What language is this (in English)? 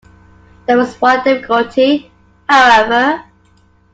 English